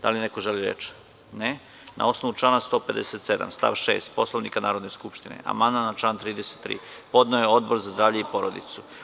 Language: Serbian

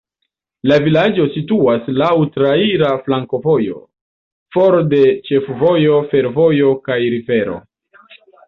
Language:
Esperanto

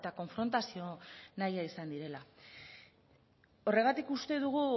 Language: Basque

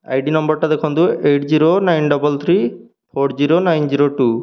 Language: Odia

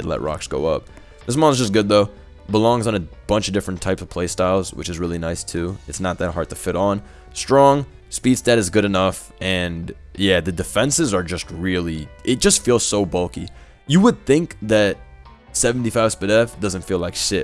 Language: English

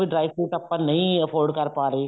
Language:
Punjabi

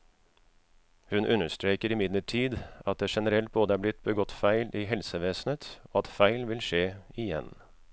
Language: Norwegian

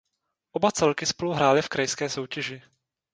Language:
Czech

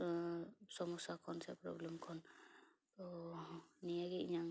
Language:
Santali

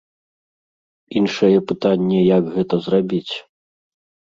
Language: Belarusian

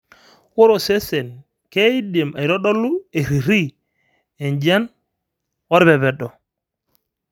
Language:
Masai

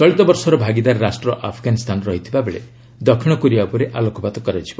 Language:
Odia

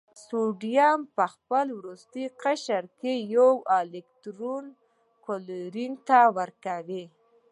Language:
Pashto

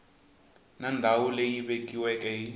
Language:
Tsonga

